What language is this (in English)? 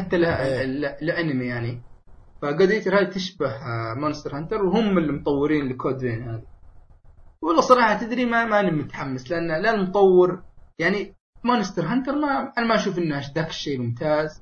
Arabic